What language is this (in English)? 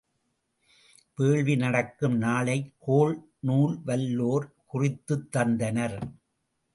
Tamil